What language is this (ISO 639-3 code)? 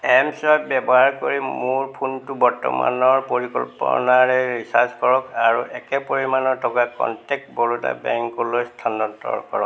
asm